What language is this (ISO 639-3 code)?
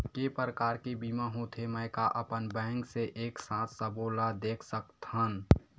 hne